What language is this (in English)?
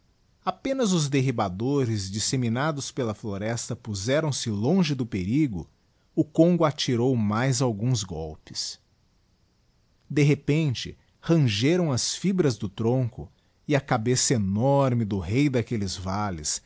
Portuguese